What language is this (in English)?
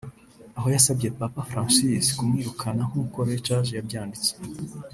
Kinyarwanda